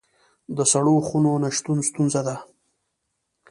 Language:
Pashto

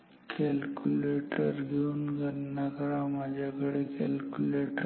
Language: Marathi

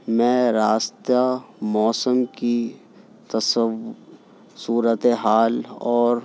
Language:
Urdu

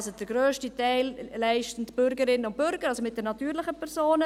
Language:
Swiss German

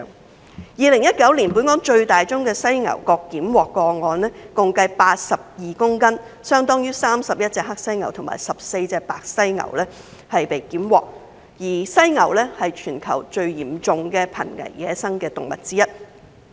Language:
Cantonese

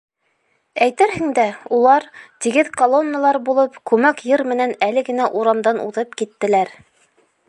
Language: Bashkir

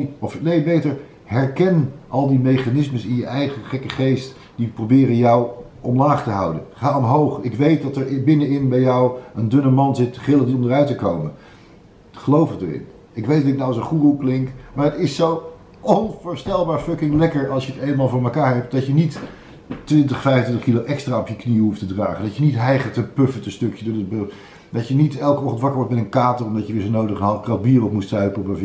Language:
Dutch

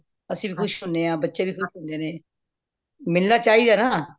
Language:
Punjabi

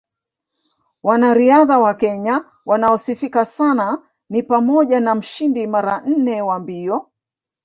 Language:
Swahili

